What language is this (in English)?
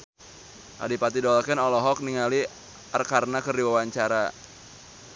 Sundanese